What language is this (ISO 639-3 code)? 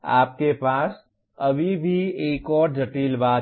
hin